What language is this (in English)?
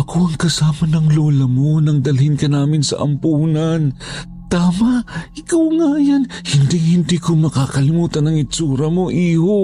Filipino